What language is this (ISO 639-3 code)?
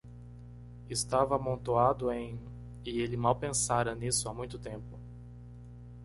por